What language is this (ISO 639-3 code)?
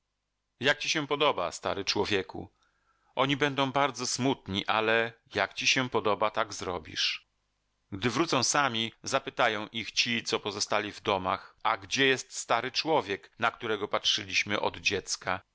pol